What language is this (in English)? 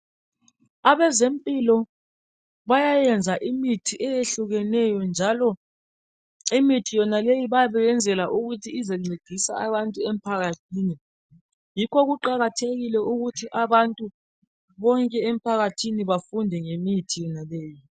North Ndebele